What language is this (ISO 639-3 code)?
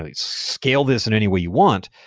eng